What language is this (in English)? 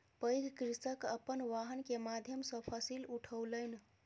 Maithili